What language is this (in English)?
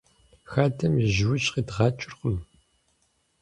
Kabardian